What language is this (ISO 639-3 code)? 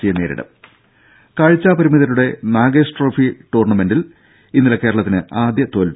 mal